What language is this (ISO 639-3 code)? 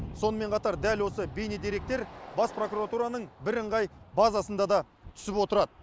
kaz